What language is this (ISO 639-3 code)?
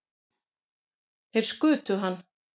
isl